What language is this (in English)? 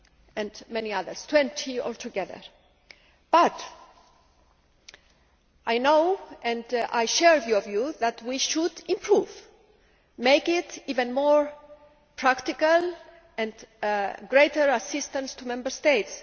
English